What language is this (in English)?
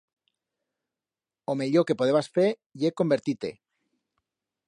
Aragonese